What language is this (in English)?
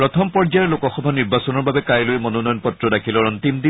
Assamese